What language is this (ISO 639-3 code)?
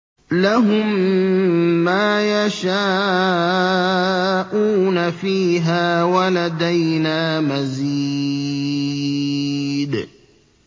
ara